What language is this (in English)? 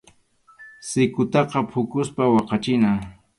Arequipa-La Unión Quechua